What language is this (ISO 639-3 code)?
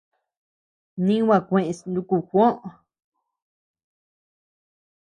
cux